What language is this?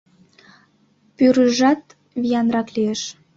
Mari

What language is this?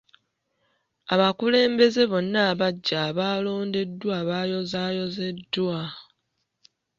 Ganda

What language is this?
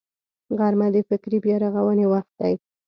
Pashto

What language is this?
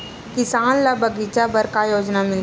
Chhattisgarhi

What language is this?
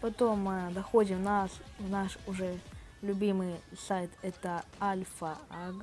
Russian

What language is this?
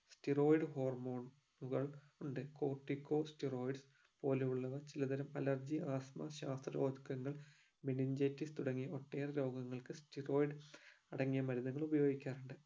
Malayalam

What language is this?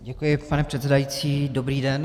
Czech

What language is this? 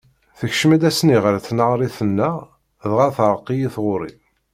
Kabyle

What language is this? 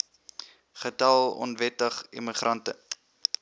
Afrikaans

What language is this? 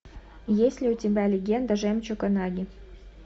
Russian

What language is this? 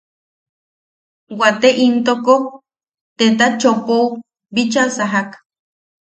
Yaqui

